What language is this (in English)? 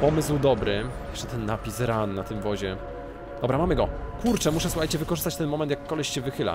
Polish